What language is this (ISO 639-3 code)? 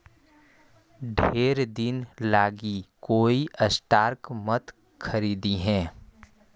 mag